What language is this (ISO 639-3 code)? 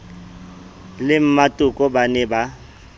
sot